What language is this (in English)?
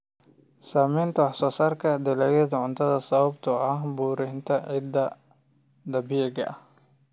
Somali